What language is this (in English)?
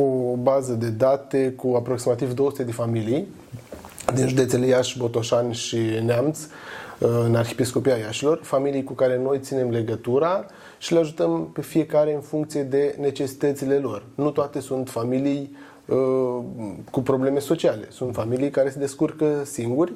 Romanian